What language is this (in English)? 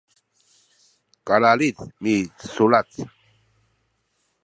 Sakizaya